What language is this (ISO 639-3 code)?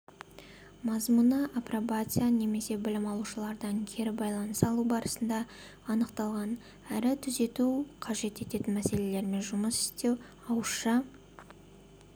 kaz